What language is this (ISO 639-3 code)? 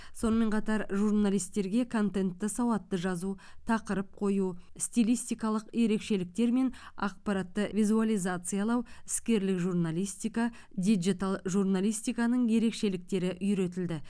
kaz